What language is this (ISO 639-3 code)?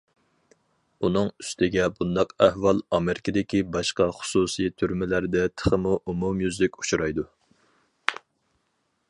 uig